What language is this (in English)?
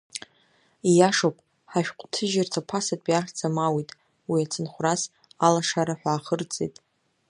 Abkhazian